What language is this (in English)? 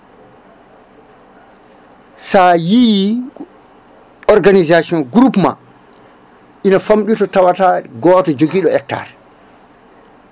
Fula